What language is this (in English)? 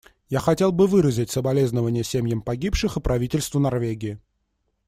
Russian